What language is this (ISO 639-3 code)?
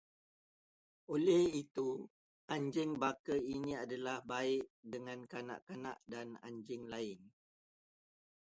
msa